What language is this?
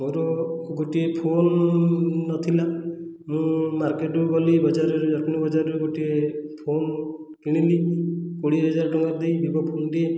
Odia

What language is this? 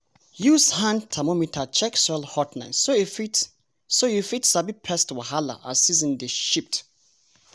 Nigerian Pidgin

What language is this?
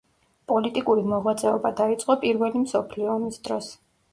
Georgian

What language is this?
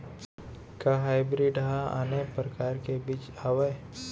Chhattisgarhi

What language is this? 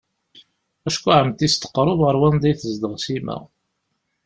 Kabyle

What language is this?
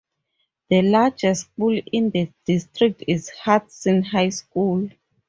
English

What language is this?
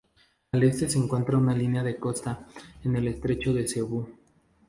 Spanish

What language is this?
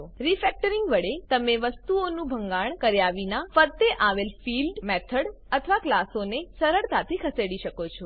Gujarati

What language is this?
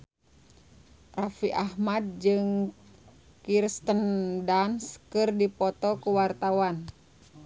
Sundanese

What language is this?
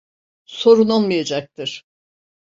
Turkish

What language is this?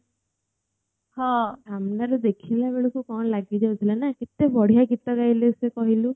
Odia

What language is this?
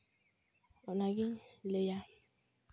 Santali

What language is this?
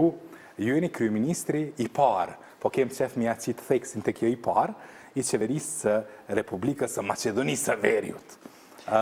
Romanian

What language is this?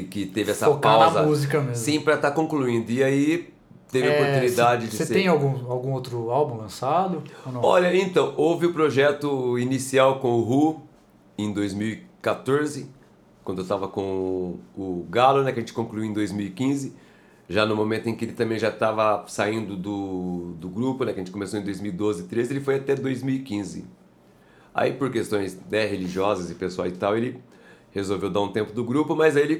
Portuguese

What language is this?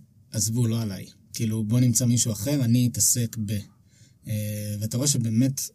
Hebrew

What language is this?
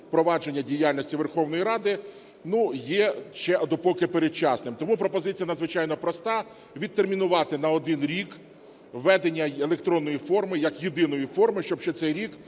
Ukrainian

